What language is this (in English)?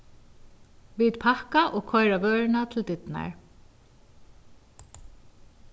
Faroese